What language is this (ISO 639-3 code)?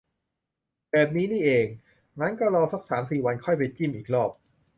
tha